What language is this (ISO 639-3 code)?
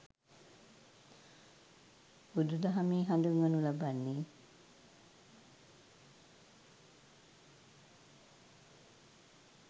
sin